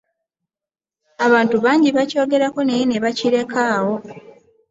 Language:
Ganda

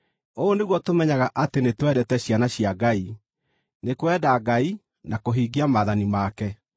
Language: Kikuyu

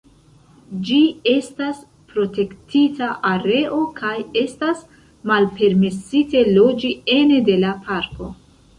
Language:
Esperanto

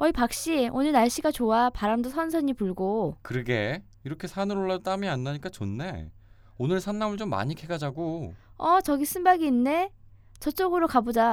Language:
Korean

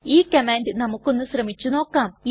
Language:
Malayalam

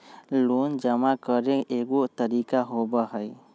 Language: Magahi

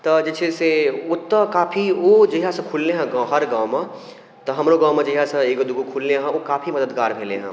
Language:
Maithili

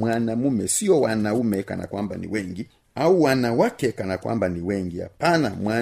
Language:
Swahili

